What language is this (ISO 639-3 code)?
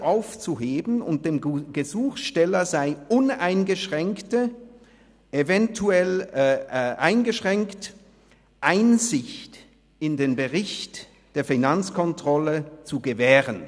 gsw